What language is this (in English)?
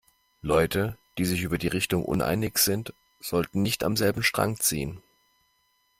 German